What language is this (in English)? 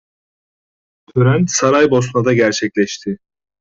Turkish